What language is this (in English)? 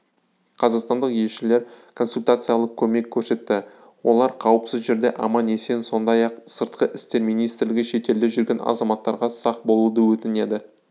Kazakh